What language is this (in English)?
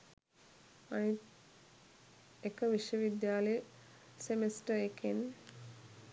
Sinhala